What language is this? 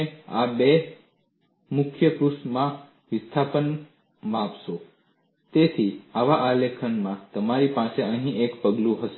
Gujarati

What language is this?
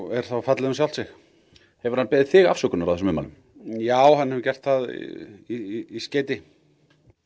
Icelandic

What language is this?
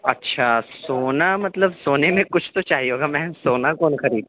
Urdu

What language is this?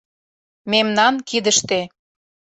Mari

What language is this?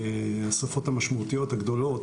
Hebrew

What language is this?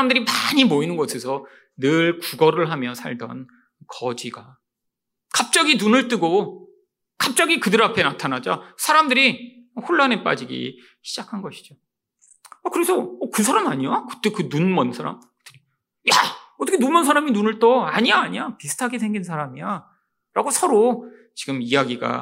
Korean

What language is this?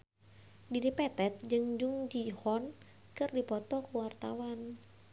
Sundanese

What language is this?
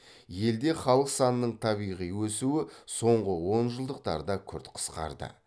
Kazakh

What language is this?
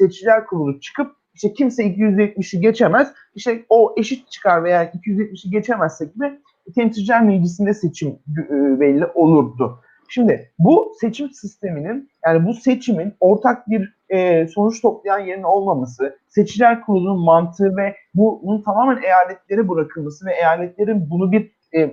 Turkish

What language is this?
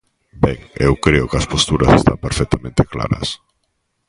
Galician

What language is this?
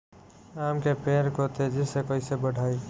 Bhojpuri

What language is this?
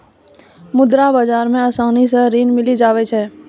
Maithili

